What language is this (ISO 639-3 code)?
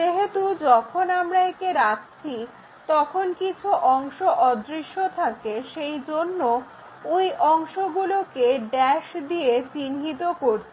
ben